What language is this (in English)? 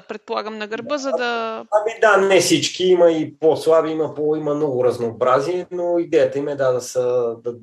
Bulgarian